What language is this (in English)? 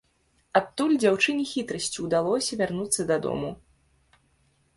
Belarusian